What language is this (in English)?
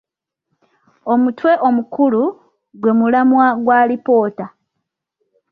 Ganda